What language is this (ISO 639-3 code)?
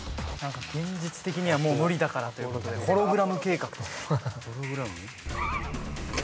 jpn